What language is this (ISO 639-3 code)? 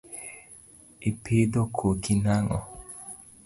luo